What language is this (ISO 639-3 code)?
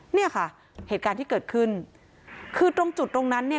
tha